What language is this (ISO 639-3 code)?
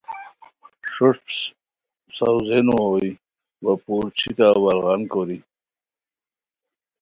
khw